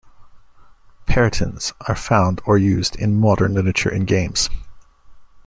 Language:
English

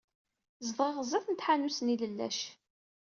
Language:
Kabyle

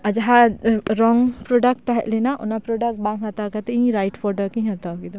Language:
Santali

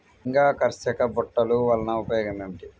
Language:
Telugu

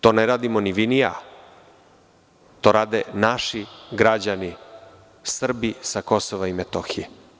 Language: Serbian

